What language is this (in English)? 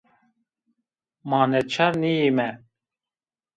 Zaza